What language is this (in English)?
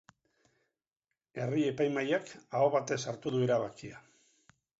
Basque